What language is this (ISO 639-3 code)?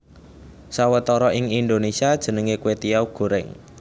jav